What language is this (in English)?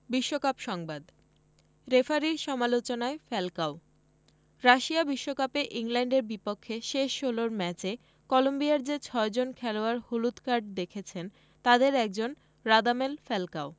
Bangla